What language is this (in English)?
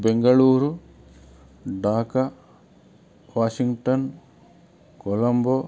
Kannada